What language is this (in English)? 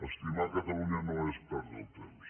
Catalan